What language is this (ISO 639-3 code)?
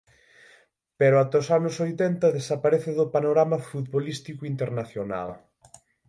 glg